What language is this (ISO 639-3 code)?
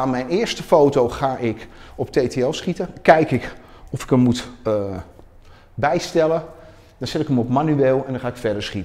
nld